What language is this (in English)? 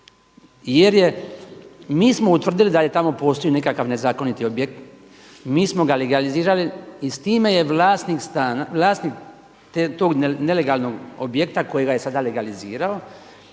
Croatian